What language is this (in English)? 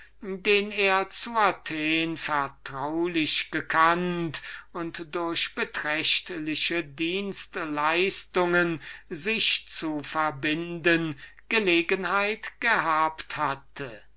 German